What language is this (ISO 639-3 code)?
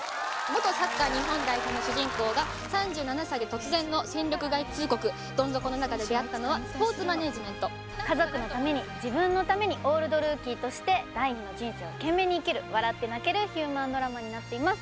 jpn